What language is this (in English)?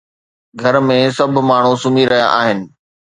Sindhi